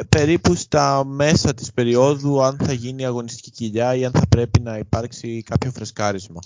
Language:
Greek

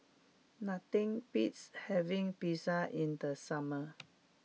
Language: English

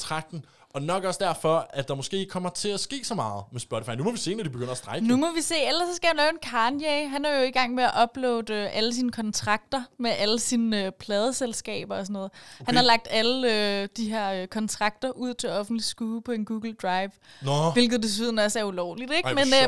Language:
Danish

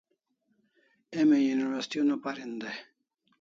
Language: Kalasha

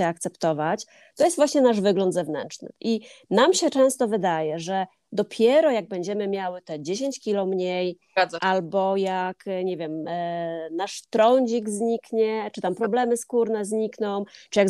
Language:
Polish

